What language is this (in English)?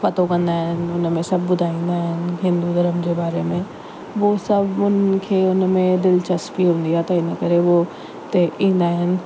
Sindhi